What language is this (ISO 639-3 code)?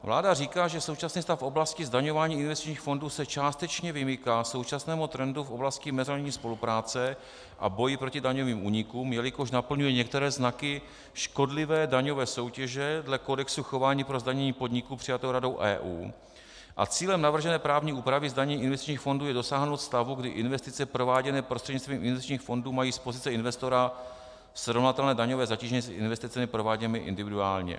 ces